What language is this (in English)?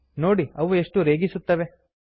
Kannada